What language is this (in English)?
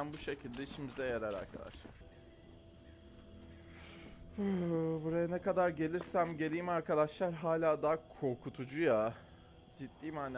Turkish